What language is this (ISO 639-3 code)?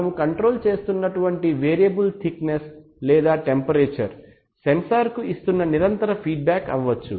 tel